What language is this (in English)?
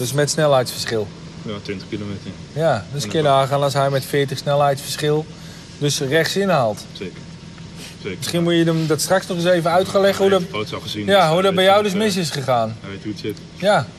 Dutch